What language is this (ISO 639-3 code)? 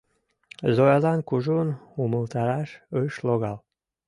chm